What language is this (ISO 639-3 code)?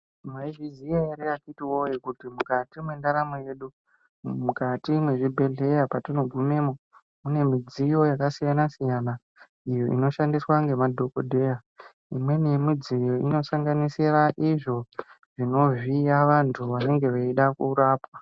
ndc